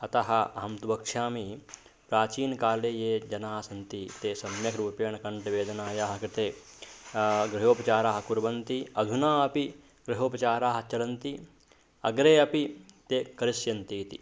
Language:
Sanskrit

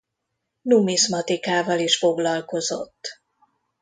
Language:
Hungarian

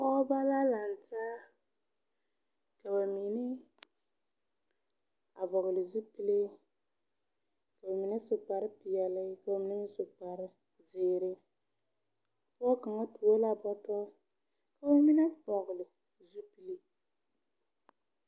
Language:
Southern Dagaare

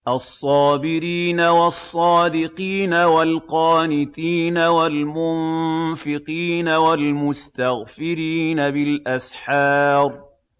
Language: Arabic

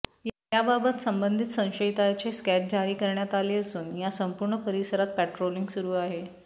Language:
Marathi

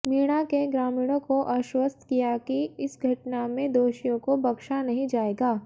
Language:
Hindi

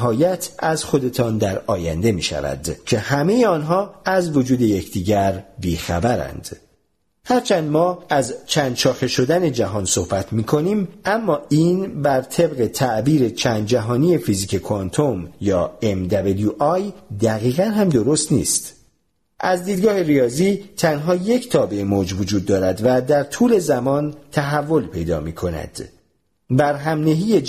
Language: Persian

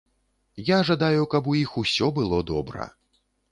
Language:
Belarusian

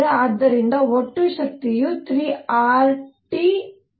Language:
Kannada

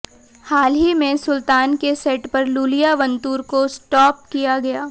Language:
Hindi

